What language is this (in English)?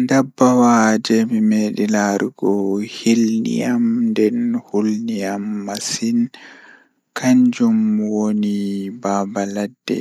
Fula